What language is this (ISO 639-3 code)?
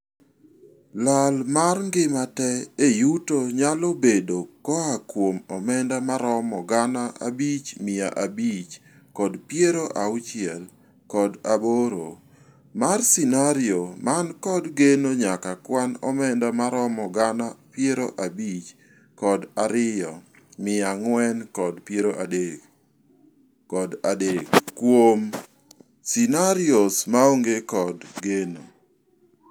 luo